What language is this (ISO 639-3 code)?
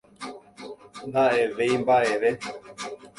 grn